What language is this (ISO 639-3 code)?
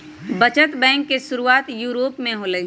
mag